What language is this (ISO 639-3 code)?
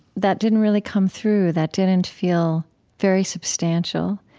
eng